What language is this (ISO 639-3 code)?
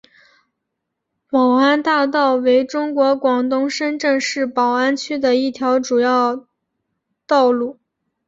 zho